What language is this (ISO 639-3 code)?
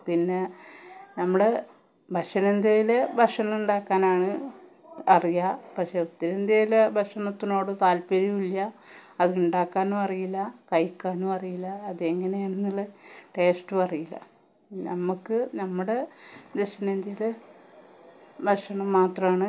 mal